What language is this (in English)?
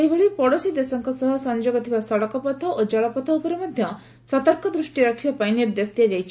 Odia